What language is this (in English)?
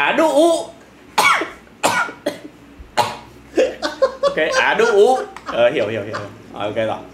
Vietnamese